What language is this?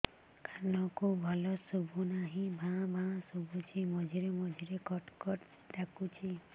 Odia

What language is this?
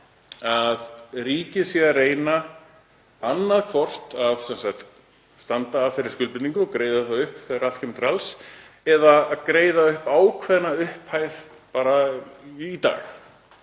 Icelandic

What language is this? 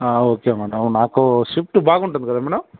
Telugu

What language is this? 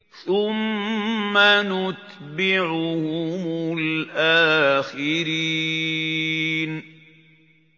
Arabic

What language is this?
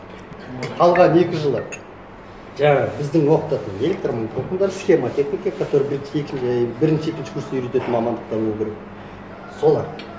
Kazakh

